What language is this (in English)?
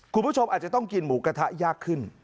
Thai